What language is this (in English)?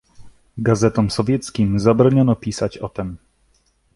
Polish